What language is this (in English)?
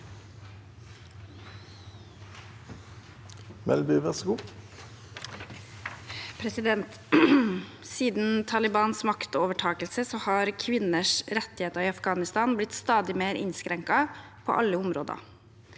Norwegian